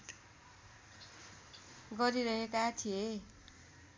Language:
Nepali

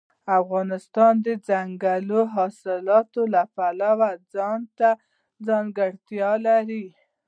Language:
Pashto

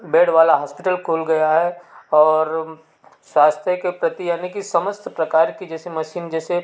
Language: Hindi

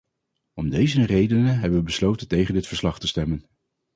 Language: Dutch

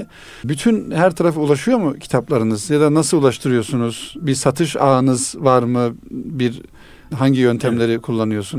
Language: Turkish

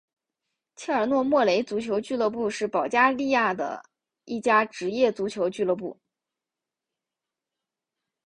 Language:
Chinese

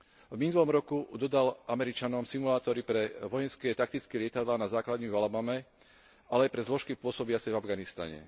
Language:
Slovak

